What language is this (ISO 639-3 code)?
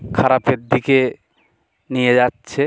ben